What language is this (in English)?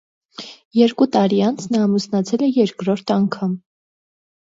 Armenian